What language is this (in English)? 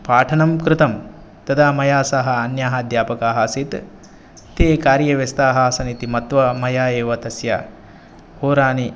Sanskrit